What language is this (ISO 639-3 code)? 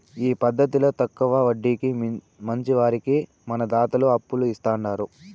tel